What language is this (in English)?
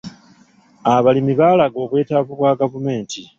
Ganda